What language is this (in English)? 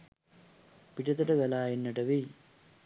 Sinhala